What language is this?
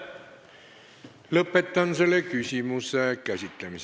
Estonian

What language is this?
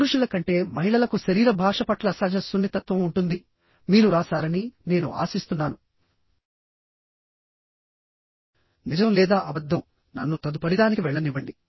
Telugu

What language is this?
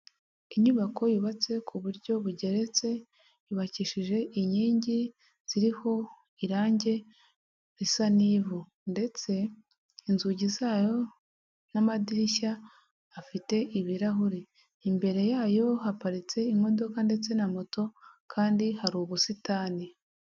Kinyarwanda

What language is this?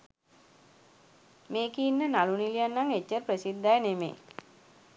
Sinhala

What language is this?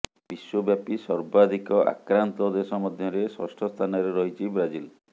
Odia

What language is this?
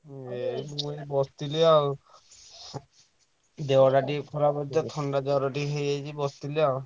Odia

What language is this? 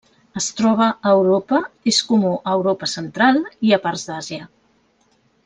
Catalan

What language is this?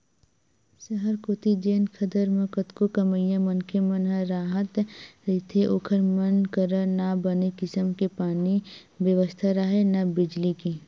Chhattisgarhi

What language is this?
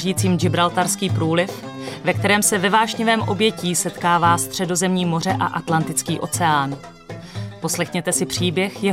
Czech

